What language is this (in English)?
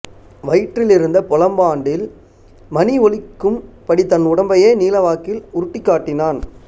Tamil